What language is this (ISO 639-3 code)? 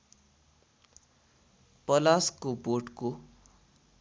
nep